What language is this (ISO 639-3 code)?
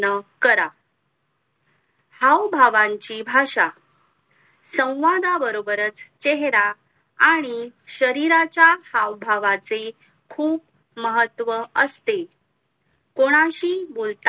mar